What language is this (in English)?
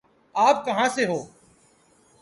Urdu